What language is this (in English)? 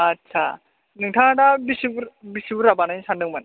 Bodo